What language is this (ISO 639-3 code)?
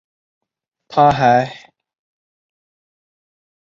zho